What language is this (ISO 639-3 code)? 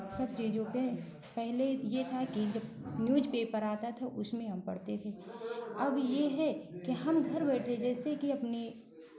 hin